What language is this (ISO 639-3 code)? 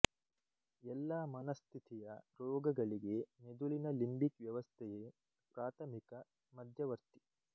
kan